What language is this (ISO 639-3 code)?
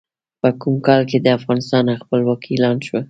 pus